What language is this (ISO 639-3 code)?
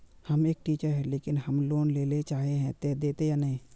mag